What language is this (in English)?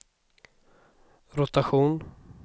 Swedish